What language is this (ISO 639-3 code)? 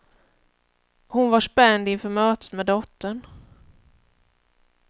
swe